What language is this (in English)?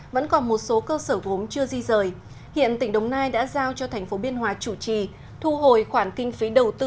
Vietnamese